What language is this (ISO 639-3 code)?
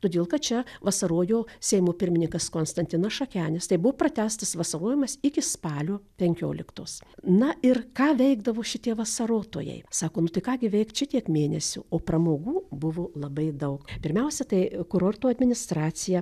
lit